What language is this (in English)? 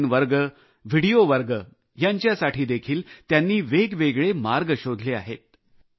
Marathi